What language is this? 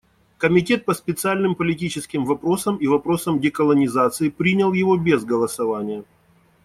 Russian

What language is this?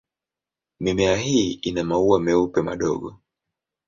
Swahili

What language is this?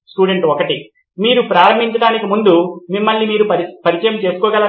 Telugu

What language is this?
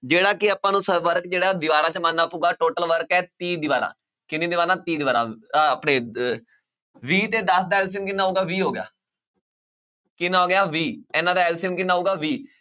Punjabi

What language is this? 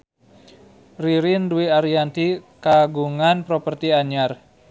Sundanese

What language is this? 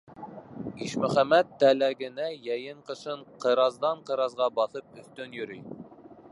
Bashkir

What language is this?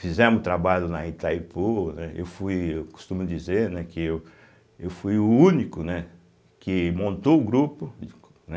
Portuguese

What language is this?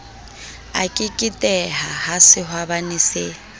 Southern Sotho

